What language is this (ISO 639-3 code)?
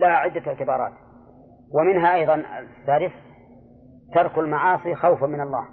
ara